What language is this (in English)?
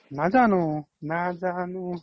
Assamese